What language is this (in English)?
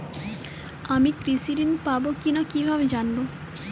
Bangla